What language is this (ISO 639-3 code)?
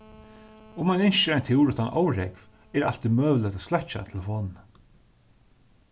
fao